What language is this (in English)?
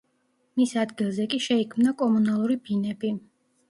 Georgian